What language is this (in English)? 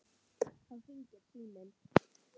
Icelandic